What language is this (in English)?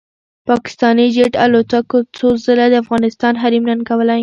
Pashto